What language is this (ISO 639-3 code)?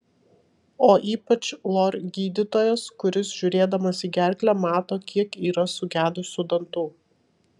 lit